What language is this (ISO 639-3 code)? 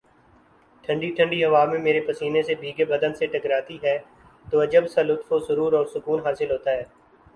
urd